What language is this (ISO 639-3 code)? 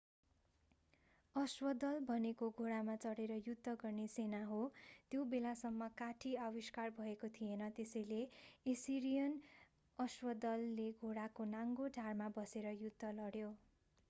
nep